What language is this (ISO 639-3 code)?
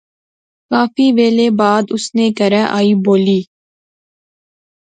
phr